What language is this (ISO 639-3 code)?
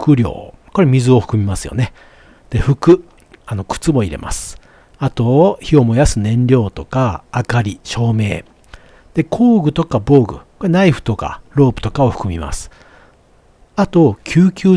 jpn